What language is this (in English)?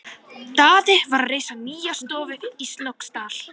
Icelandic